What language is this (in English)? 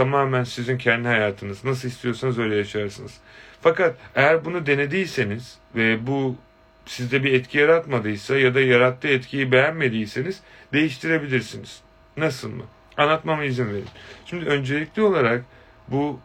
Turkish